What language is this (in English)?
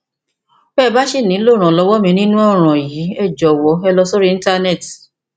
Yoruba